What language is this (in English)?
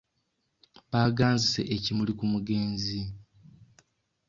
Ganda